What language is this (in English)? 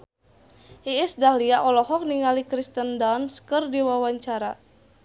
Sundanese